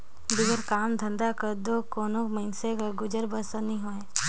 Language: Chhattisgarhi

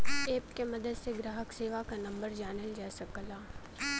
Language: Bhojpuri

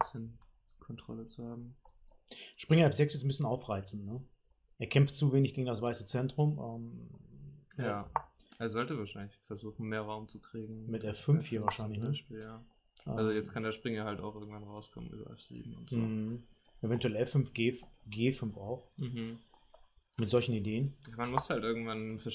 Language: German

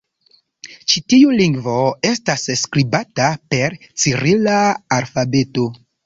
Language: Esperanto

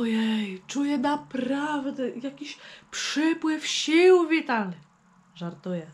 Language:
Polish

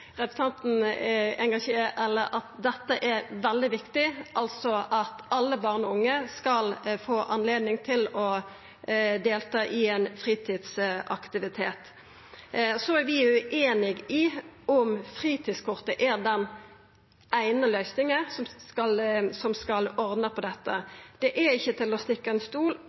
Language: Norwegian Nynorsk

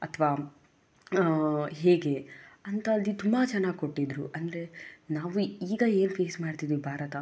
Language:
Kannada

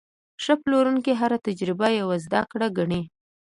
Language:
Pashto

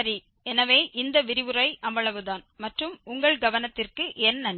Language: Tamil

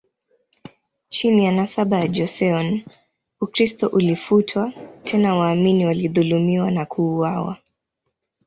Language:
Swahili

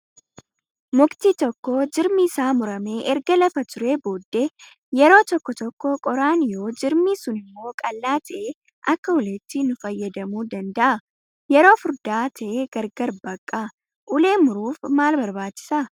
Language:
Oromo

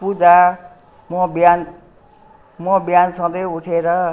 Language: Nepali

